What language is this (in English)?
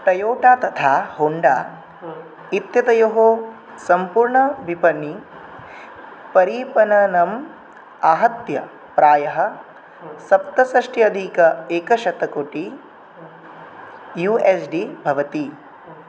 Sanskrit